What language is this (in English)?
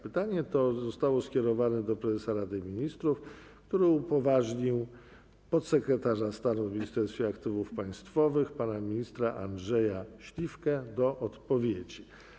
Polish